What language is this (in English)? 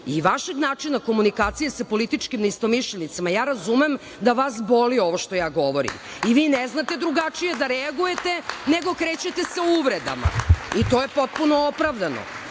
Serbian